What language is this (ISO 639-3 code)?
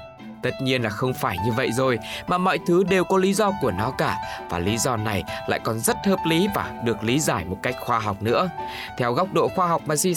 vie